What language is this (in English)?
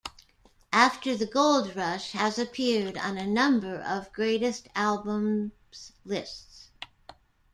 English